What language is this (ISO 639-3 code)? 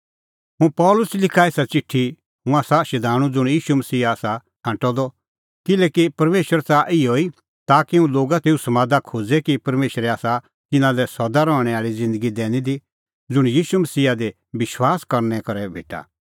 kfx